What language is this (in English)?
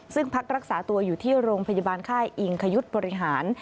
Thai